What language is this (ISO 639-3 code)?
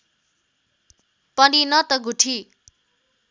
nep